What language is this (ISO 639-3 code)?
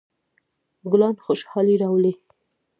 pus